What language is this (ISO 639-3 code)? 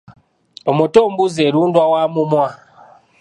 lug